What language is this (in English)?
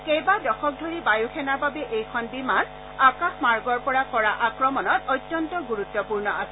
Assamese